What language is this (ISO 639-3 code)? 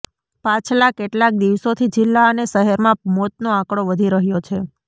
guj